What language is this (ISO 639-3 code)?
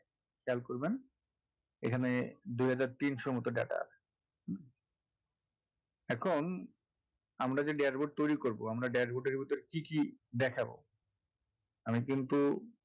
ben